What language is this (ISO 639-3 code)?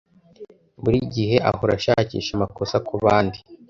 kin